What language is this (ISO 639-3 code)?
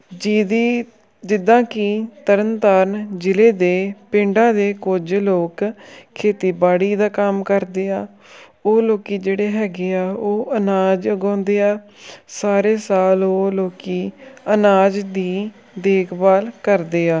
pan